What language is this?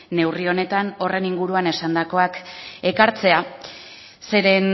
Basque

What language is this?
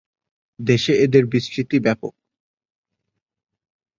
Bangla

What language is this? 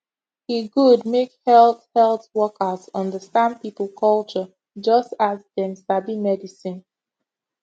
Nigerian Pidgin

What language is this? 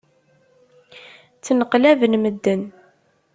Kabyle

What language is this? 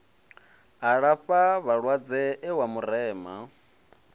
Venda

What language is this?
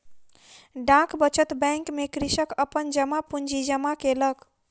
Maithili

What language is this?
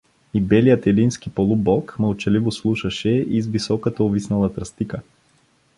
Bulgarian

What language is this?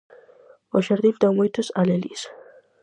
Galician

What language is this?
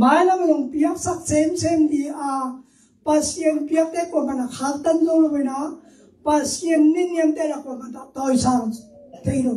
Thai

